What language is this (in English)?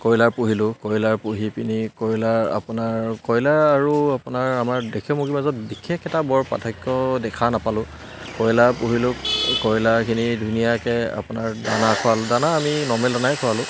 Assamese